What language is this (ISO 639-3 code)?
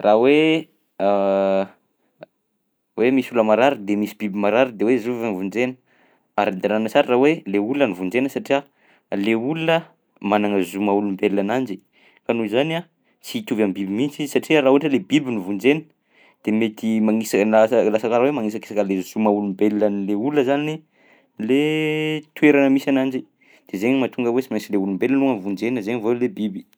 bzc